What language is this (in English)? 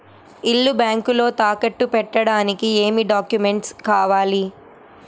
Telugu